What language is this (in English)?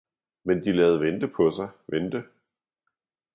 Danish